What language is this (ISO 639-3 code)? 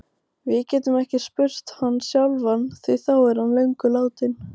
isl